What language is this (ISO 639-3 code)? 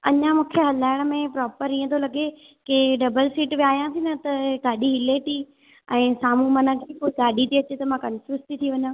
snd